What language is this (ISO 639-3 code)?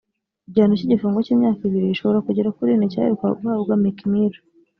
kin